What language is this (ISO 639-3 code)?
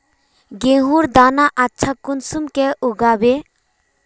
mag